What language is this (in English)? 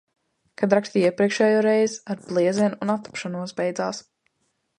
Latvian